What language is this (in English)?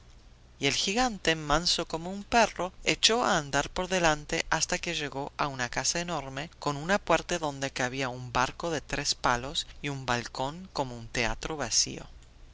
Spanish